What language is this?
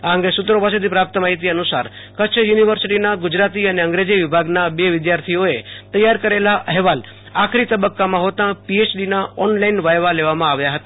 Gujarati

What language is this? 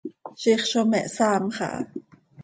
Seri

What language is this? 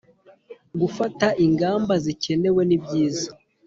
Kinyarwanda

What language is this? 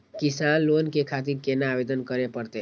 Maithili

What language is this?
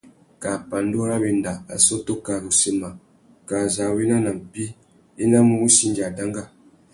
Tuki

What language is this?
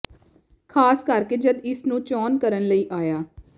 Punjabi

